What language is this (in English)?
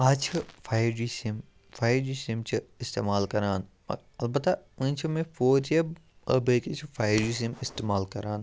Kashmiri